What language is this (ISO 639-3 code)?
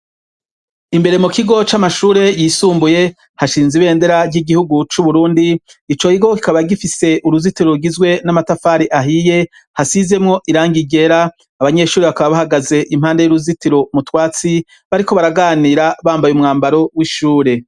run